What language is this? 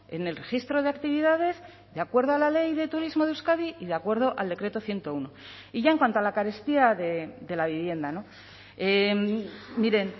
Spanish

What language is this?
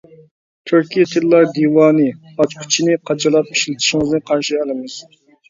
Uyghur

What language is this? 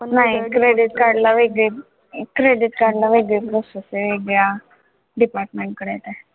Marathi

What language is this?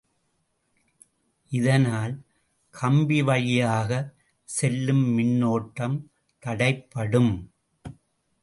Tamil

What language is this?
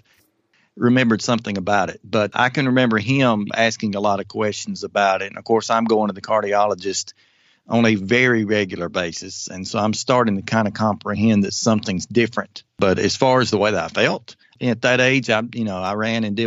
English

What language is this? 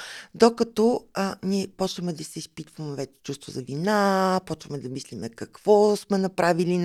Bulgarian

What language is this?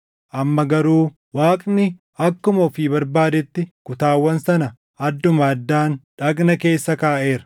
Oromo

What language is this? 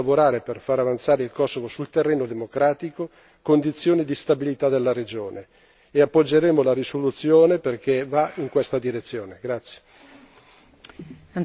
Italian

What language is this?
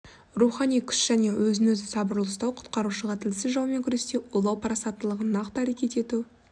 Kazakh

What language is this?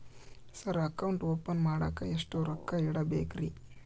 Kannada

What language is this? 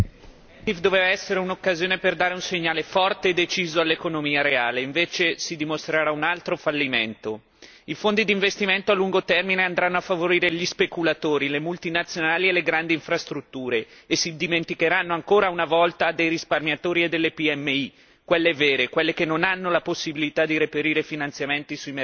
Italian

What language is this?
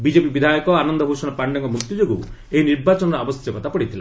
Odia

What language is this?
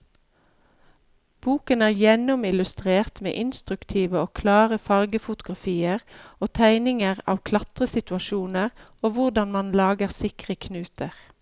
Norwegian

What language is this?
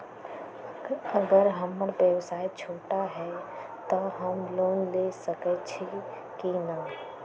Magahi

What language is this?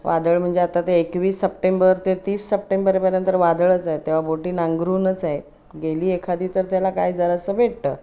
Marathi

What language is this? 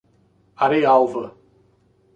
Portuguese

